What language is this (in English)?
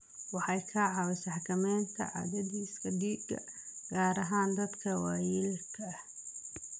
Somali